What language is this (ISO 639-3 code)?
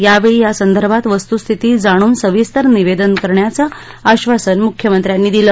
mar